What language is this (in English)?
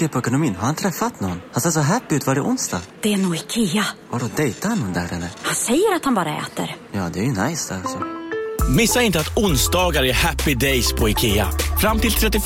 Swedish